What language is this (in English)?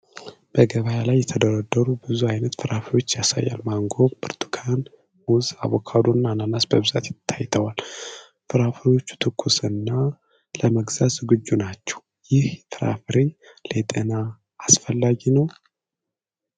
Amharic